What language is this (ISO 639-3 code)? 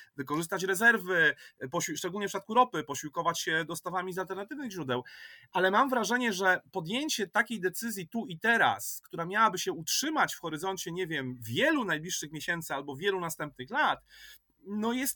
pol